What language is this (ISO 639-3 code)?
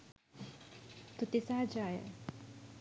sin